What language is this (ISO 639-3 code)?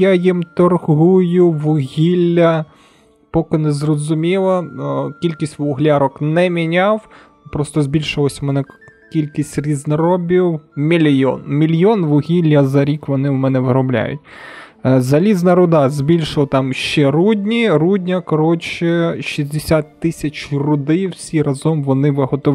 ukr